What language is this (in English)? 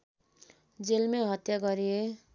Nepali